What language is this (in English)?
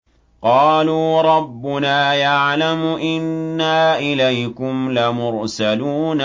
Arabic